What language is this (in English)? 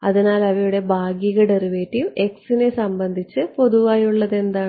Malayalam